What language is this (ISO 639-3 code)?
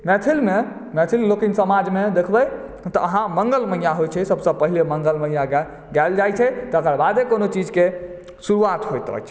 mai